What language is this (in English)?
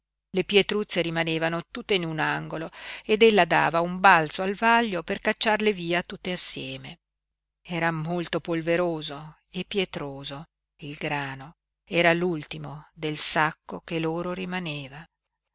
Italian